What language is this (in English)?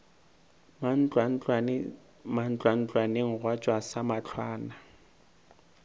Northern Sotho